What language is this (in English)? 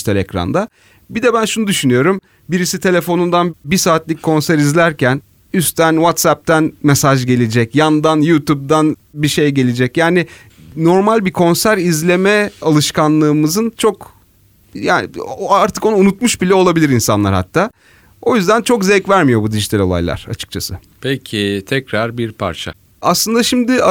Turkish